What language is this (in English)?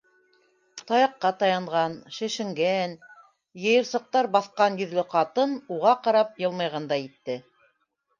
Bashkir